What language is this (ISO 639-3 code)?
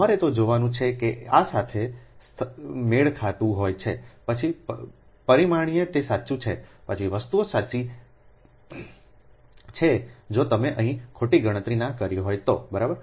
guj